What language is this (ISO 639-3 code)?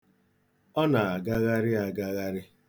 ibo